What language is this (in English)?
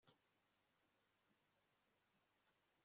Kinyarwanda